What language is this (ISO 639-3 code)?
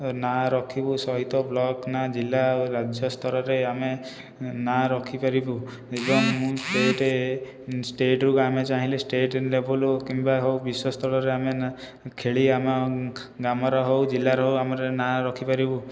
ori